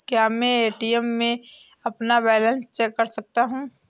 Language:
Hindi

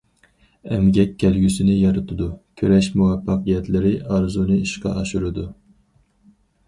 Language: Uyghur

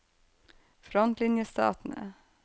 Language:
Norwegian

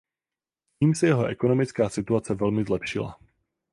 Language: Czech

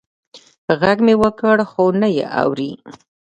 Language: Pashto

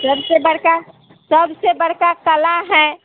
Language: Maithili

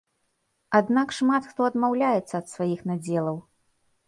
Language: Belarusian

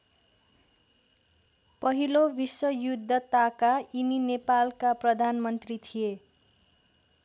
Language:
Nepali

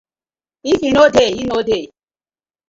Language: Nigerian Pidgin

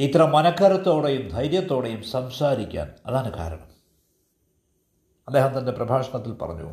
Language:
Malayalam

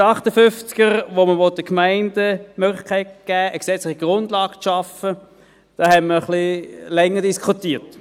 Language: Swiss German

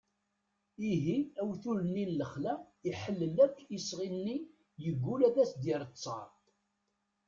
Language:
Kabyle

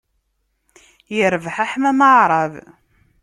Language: Kabyle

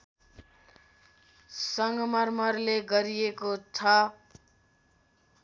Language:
Nepali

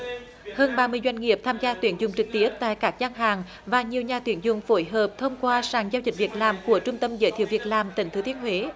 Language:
Vietnamese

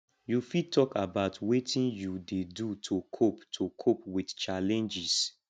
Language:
Nigerian Pidgin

